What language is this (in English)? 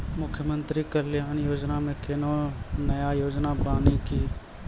Maithili